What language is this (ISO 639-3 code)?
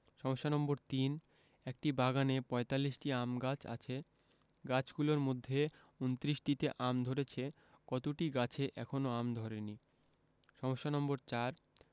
ben